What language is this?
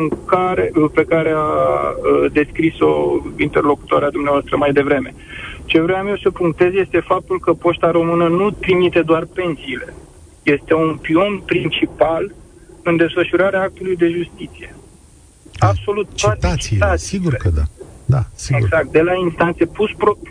Romanian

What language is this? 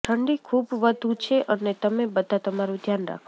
Gujarati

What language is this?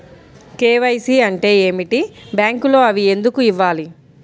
Telugu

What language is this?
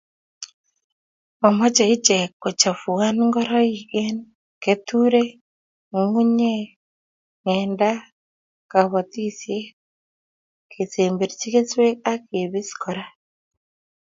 Kalenjin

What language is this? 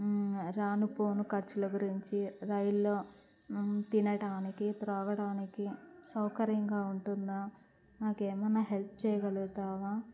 Telugu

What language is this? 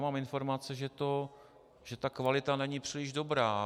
Czech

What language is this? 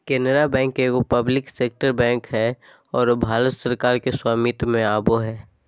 Magahi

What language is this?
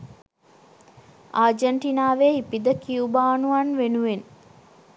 Sinhala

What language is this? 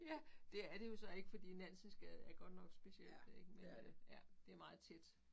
Danish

